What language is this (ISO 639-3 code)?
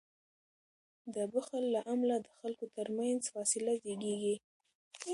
pus